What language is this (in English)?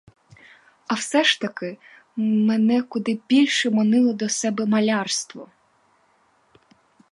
Ukrainian